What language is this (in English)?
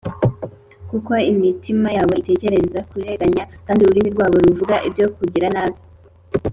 Kinyarwanda